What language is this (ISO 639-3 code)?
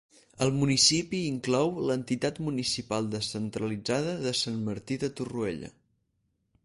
cat